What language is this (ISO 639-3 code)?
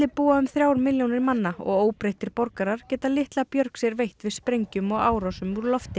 isl